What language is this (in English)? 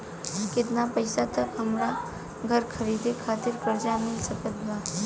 Bhojpuri